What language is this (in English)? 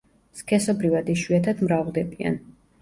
Georgian